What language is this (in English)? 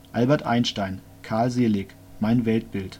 German